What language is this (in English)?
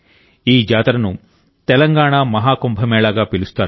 Telugu